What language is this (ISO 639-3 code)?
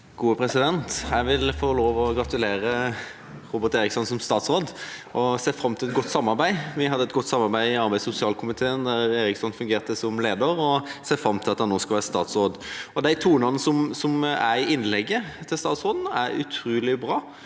nor